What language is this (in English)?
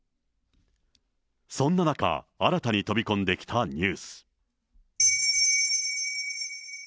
Japanese